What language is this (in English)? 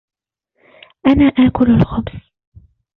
Arabic